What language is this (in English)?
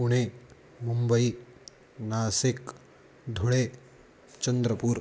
Sanskrit